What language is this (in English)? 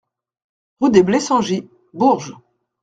French